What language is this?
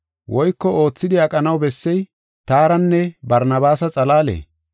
Gofa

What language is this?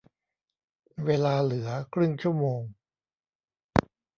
Thai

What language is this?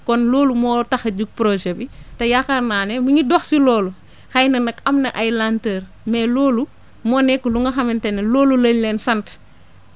Wolof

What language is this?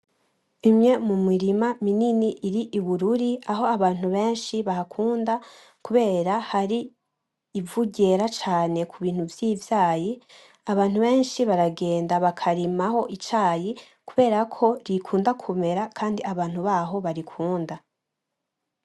Rundi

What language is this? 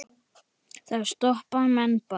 Icelandic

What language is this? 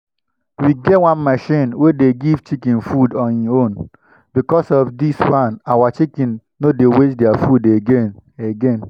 Nigerian Pidgin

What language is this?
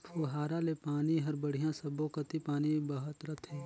Chhattisgarhi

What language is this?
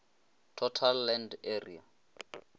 Northern Sotho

